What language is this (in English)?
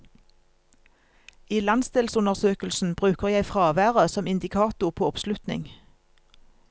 Norwegian